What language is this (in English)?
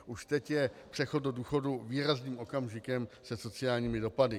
Czech